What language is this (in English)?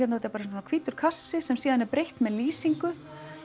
Icelandic